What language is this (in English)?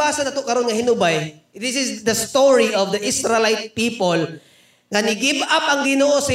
Filipino